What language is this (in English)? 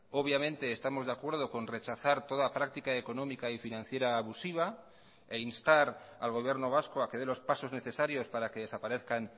Spanish